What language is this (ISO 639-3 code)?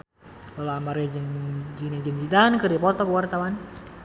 sun